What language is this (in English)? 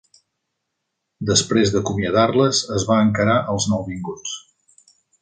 Catalan